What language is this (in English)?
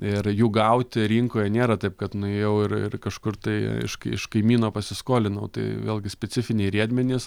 Lithuanian